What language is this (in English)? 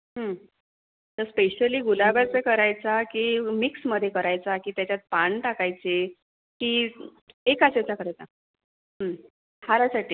Marathi